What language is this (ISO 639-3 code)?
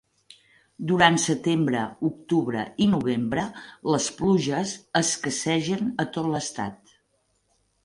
cat